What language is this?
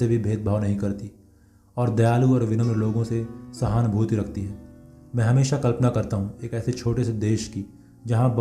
Hindi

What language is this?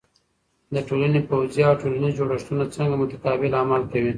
Pashto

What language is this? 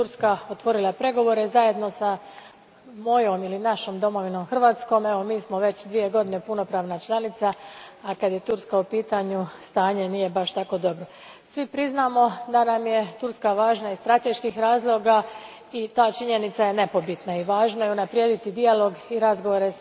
Croatian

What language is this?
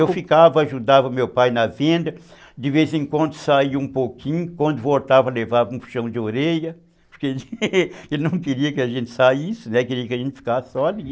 Portuguese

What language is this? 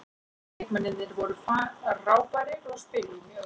Icelandic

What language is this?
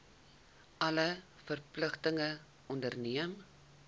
Afrikaans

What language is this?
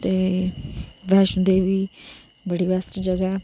Dogri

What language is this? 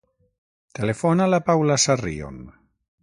Catalan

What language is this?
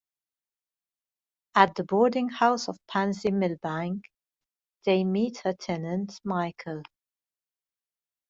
English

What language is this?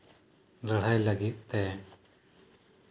Santali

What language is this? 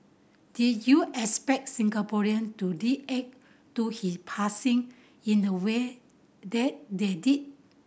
English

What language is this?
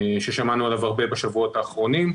Hebrew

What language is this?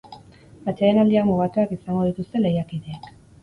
Basque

